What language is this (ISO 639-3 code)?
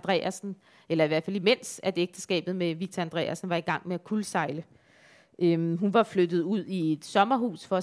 dan